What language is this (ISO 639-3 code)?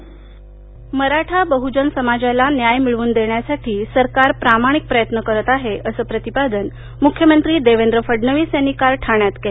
mar